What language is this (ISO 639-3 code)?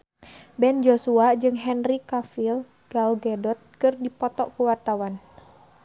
sun